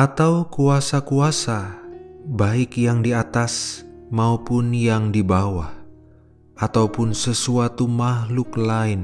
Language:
Indonesian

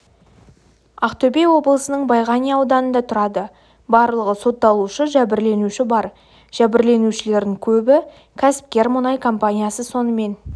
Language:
Kazakh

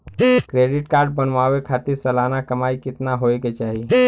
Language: Bhojpuri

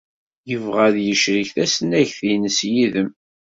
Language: Kabyle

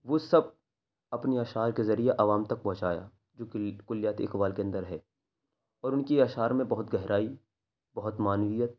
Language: Urdu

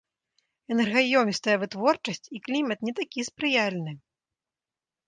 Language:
Belarusian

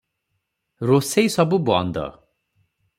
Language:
Odia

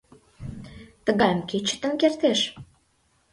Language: Mari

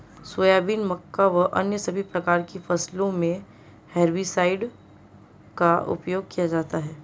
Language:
Hindi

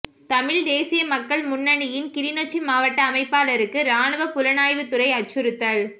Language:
Tamil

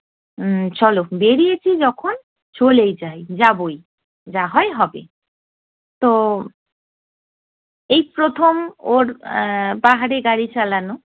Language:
Bangla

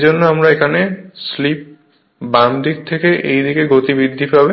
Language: Bangla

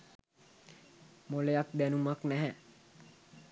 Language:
Sinhala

